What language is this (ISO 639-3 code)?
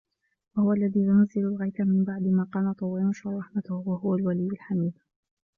ara